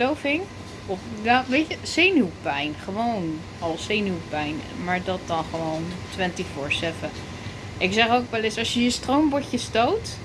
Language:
Dutch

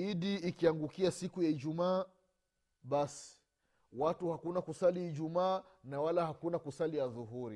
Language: Swahili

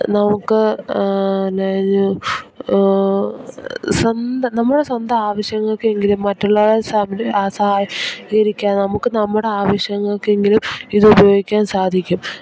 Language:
Malayalam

